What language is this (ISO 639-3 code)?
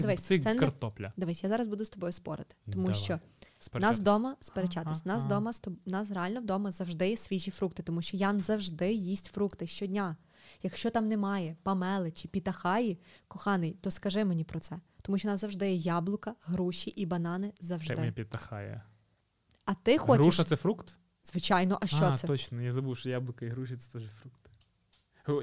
ukr